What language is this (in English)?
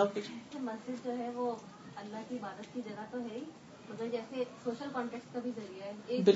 Urdu